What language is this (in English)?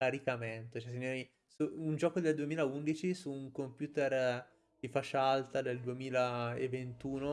Italian